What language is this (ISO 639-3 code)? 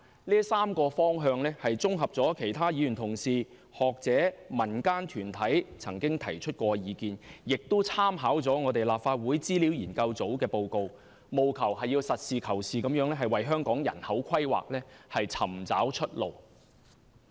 yue